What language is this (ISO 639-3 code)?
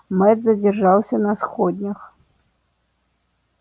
rus